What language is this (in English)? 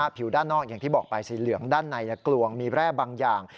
Thai